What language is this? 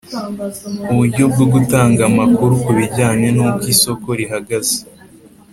Kinyarwanda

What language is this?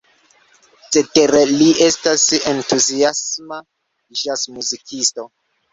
Esperanto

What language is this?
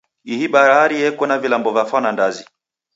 Taita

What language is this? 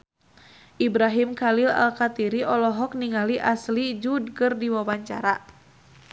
Sundanese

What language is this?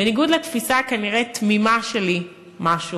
Hebrew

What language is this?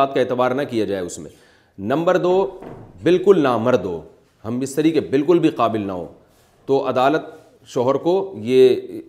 Urdu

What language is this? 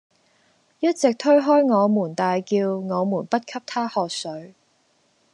Cantonese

